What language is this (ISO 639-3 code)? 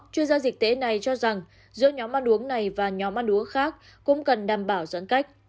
vie